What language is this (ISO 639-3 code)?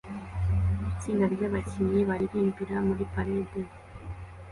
kin